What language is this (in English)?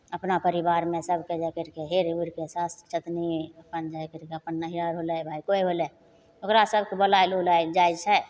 Maithili